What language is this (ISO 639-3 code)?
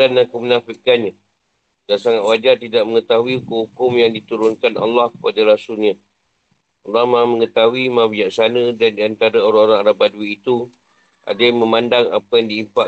msa